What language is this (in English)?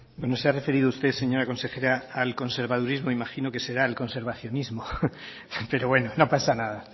Spanish